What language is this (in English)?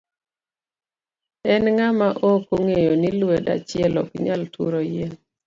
Luo (Kenya and Tanzania)